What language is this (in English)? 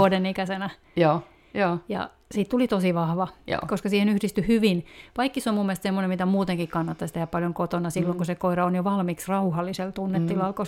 Finnish